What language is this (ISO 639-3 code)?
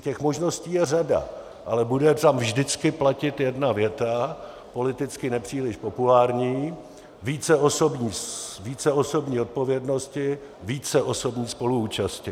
ces